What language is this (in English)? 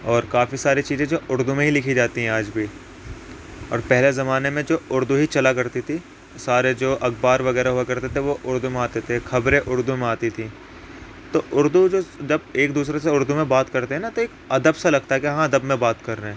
Urdu